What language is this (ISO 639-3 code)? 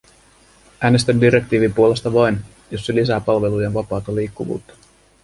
fin